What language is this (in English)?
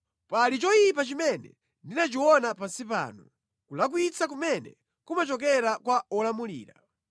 Nyanja